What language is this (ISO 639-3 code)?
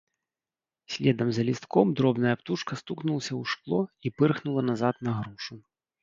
bel